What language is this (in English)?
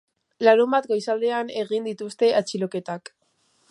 Basque